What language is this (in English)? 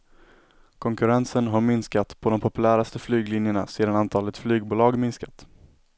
Swedish